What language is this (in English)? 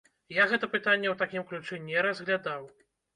Belarusian